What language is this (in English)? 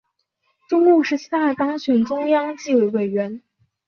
Chinese